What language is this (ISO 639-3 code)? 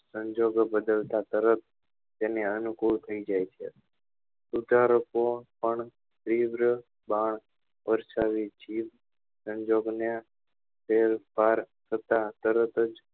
guj